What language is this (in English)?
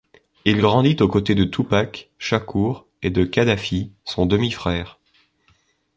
French